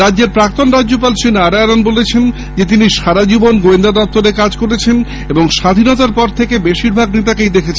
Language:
Bangla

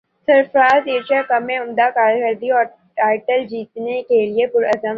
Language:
Urdu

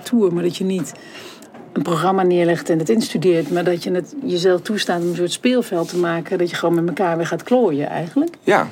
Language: Dutch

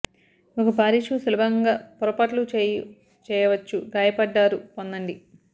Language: Telugu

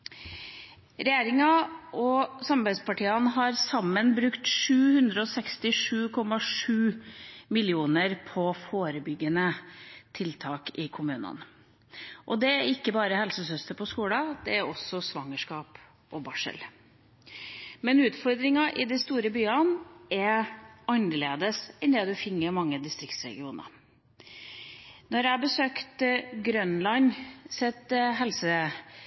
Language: Norwegian Bokmål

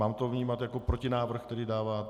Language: Czech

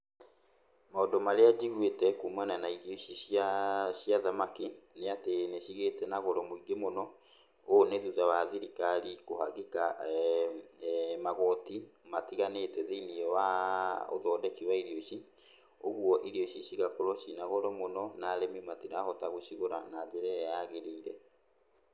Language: Kikuyu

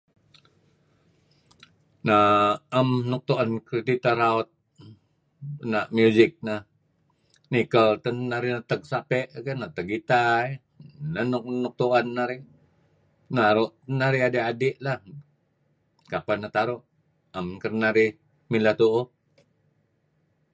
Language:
Kelabit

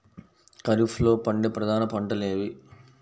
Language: Telugu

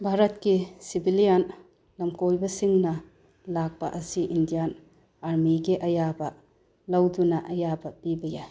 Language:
Manipuri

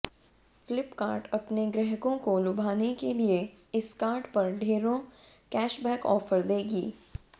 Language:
Hindi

